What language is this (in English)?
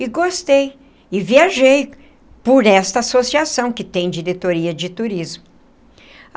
Portuguese